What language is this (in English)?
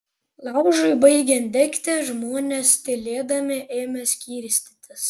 Lithuanian